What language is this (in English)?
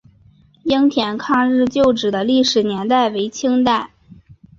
Chinese